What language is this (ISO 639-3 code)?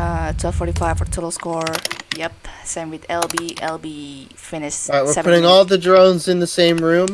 eng